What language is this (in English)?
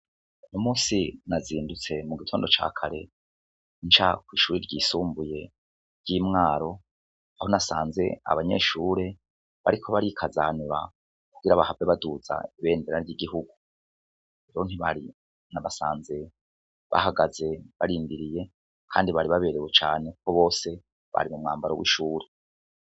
Rundi